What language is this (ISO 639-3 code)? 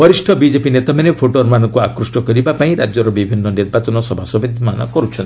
ori